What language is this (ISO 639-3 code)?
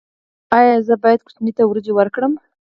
pus